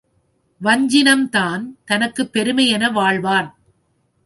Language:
Tamil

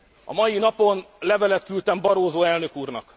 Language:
Hungarian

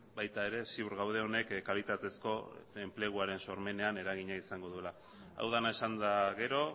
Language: Basque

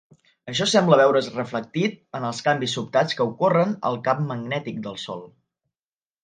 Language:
Catalan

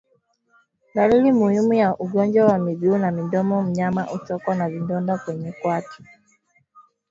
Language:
Swahili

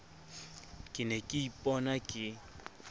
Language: Southern Sotho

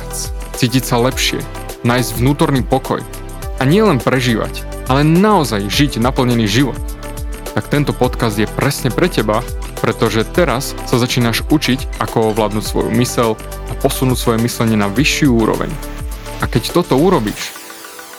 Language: Slovak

